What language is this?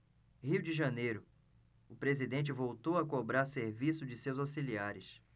Portuguese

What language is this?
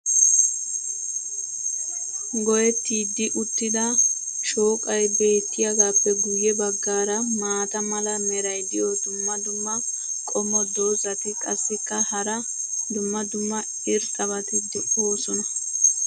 Wolaytta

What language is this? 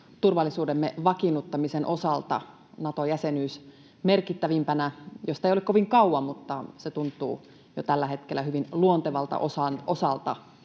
Finnish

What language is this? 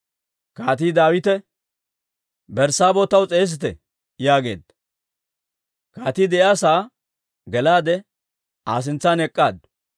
Dawro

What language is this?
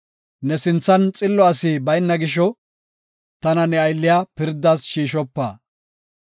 Gofa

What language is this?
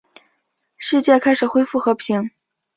Chinese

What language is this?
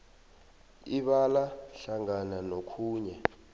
South Ndebele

